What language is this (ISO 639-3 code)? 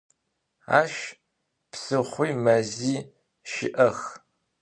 ady